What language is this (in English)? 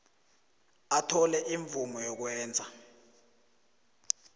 South Ndebele